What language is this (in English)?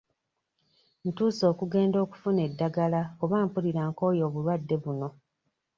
Ganda